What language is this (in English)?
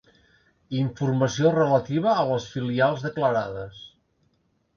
Catalan